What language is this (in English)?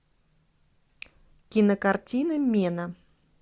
Russian